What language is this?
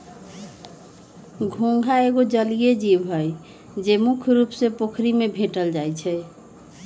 Magahi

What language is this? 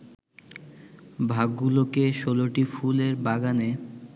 Bangla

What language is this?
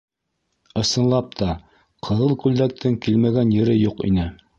Bashkir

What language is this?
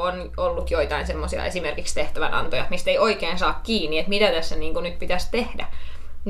Finnish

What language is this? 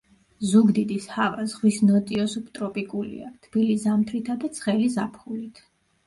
Georgian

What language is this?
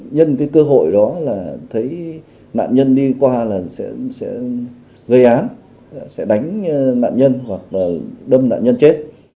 Vietnamese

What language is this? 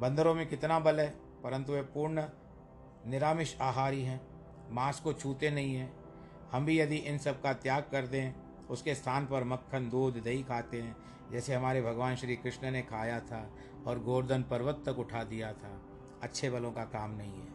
Hindi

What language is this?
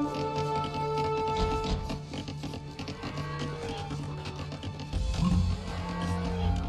English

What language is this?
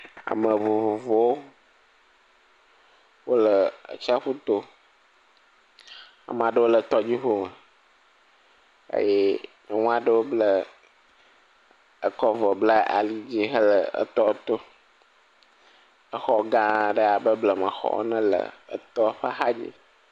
Ewe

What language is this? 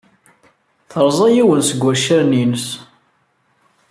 Kabyle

